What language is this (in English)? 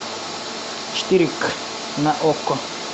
Russian